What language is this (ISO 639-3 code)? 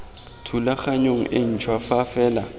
tsn